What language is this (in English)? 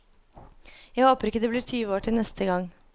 Norwegian